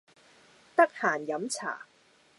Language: Cantonese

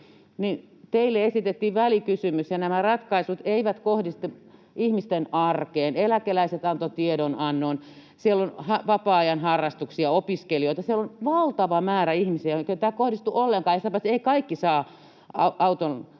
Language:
Finnish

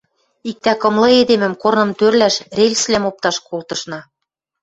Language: Western Mari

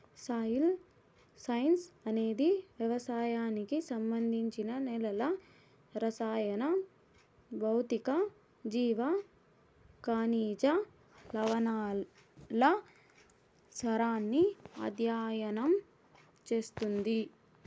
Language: Telugu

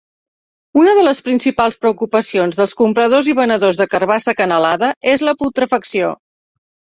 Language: Catalan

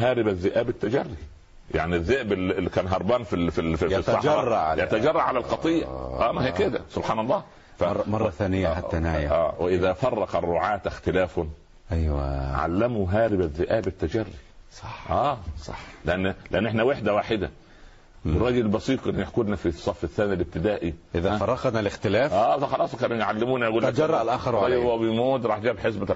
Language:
Arabic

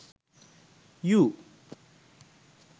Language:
Sinhala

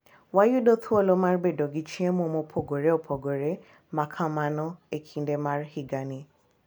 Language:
Luo (Kenya and Tanzania)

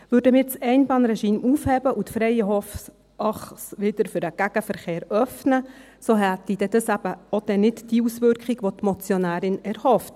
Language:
Swiss German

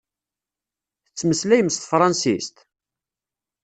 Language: Kabyle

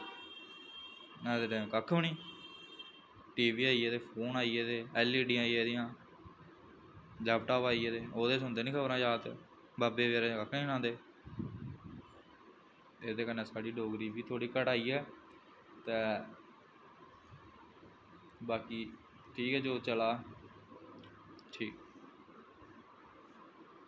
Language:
Dogri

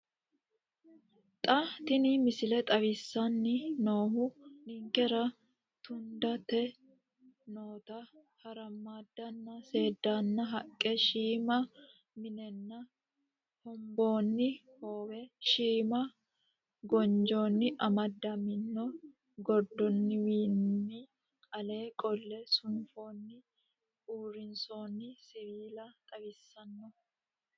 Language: Sidamo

